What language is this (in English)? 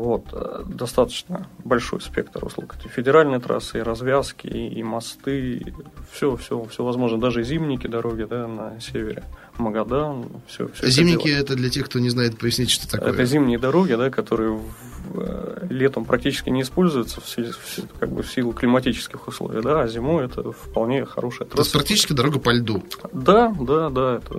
Russian